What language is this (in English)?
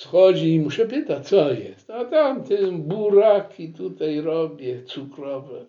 Polish